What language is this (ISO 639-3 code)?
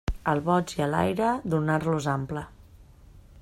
cat